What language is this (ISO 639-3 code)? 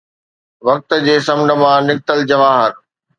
snd